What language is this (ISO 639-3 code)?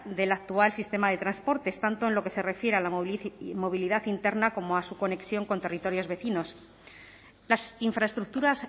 spa